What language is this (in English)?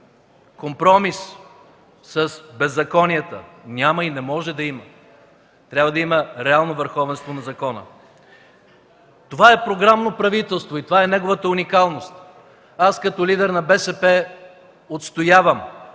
Bulgarian